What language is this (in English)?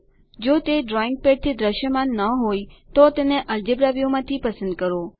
Gujarati